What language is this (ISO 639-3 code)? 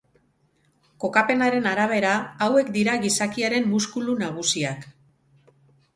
eus